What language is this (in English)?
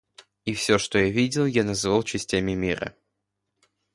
Russian